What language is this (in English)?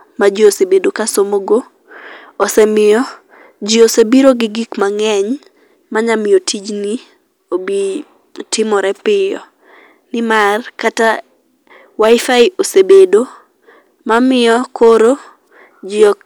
Luo (Kenya and Tanzania)